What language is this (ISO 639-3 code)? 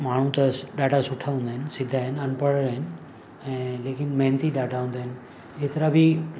snd